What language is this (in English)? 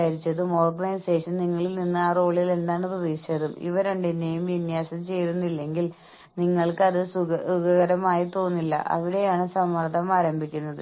Malayalam